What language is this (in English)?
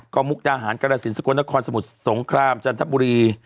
Thai